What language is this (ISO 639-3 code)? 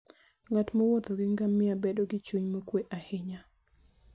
luo